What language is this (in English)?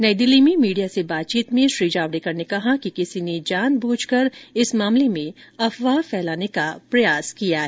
Hindi